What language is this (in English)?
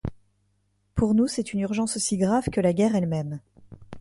French